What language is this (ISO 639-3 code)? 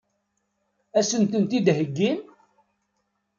kab